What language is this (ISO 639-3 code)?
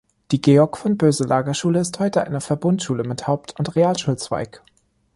deu